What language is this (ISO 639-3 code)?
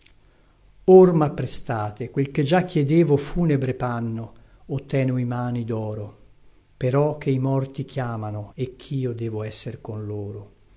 ita